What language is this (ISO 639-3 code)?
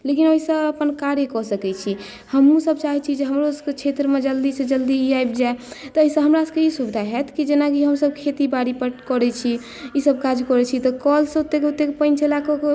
mai